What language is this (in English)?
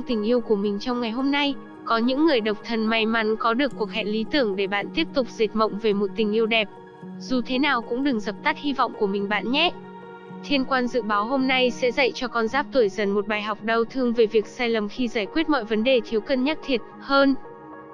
Vietnamese